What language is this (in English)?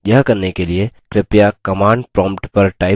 Hindi